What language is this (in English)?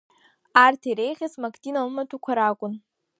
Abkhazian